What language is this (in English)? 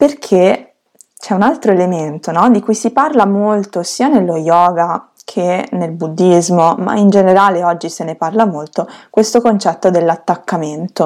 Italian